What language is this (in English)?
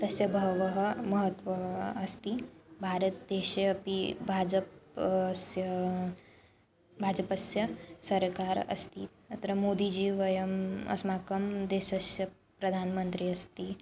Sanskrit